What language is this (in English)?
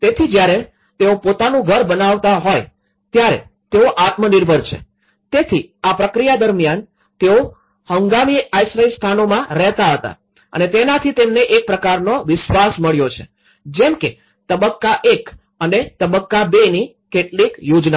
Gujarati